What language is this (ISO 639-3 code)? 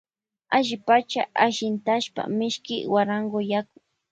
qvj